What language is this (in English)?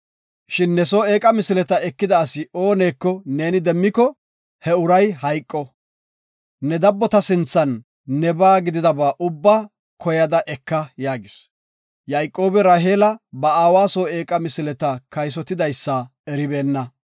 Gofa